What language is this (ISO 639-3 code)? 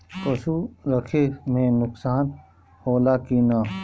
bho